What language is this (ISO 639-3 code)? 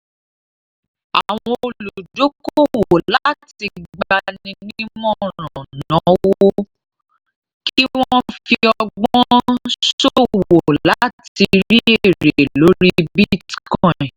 yor